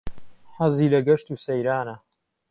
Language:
Central Kurdish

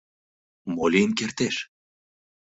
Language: Mari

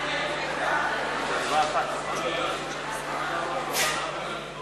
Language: Hebrew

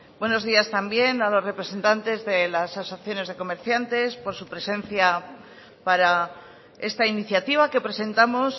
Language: Spanish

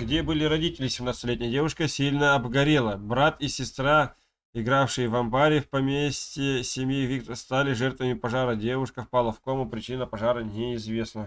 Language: Russian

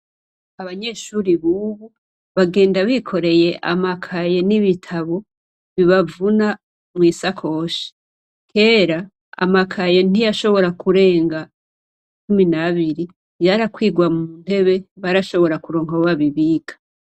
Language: Rundi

